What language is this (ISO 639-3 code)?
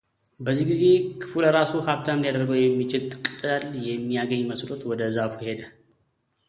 amh